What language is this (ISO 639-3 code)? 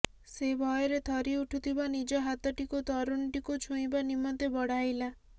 ori